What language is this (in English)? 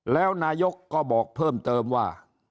Thai